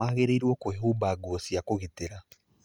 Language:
Kikuyu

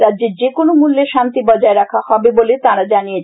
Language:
Bangla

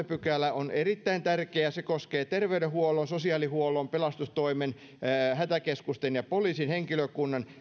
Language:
Finnish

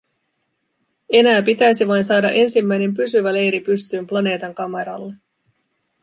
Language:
Finnish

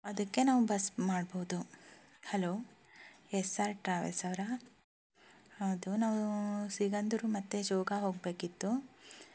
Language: Kannada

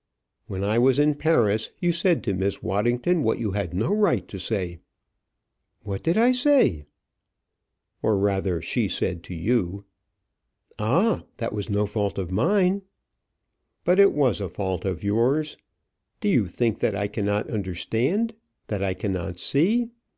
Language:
English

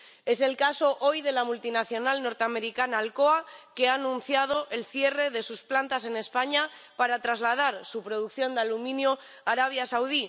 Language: Spanish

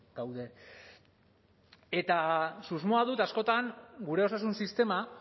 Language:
Basque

